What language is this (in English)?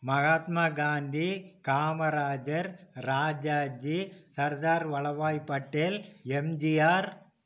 Tamil